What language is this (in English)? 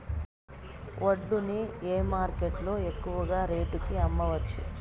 Telugu